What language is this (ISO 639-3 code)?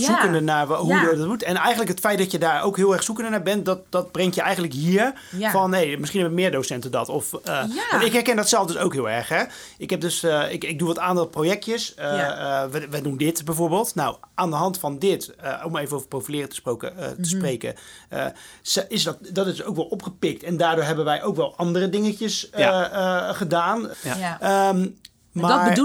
nld